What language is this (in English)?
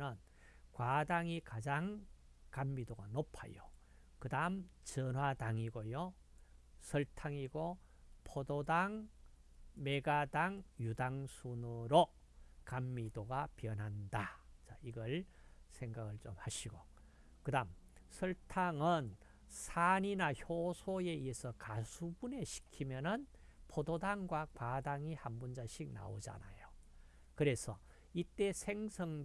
Korean